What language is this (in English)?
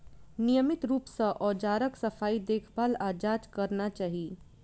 Maithili